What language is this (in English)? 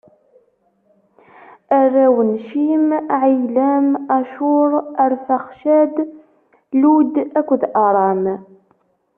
Kabyle